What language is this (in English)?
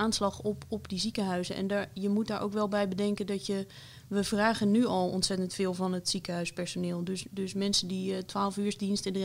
Dutch